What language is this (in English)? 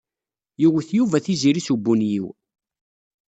Kabyle